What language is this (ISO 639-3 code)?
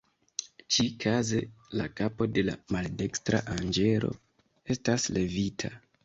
epo